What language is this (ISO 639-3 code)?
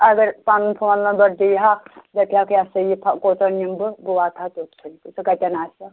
kas